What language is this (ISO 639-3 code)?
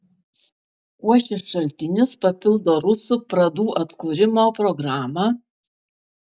lit